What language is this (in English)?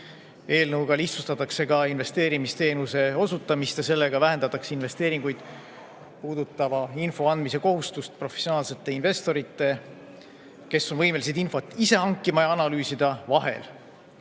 Estonian